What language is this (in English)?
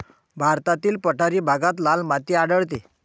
Marathi